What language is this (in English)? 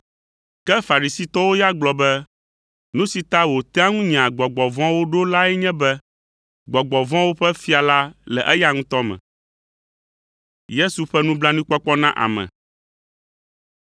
Ewe